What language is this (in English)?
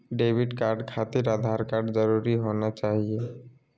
Magahi